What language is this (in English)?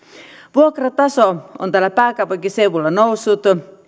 Finnish